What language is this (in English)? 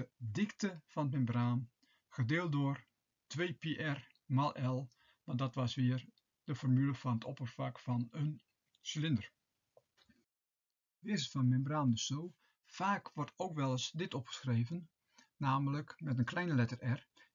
Dutch